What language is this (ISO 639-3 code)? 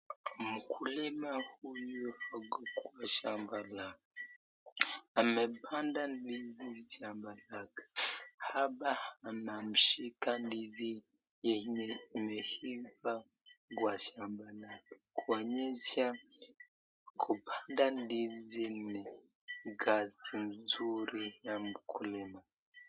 swa